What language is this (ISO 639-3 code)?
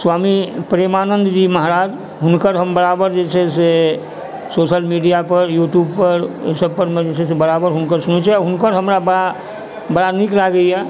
mai